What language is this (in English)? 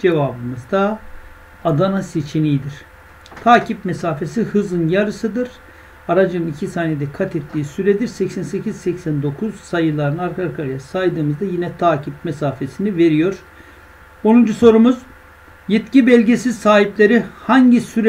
Turkish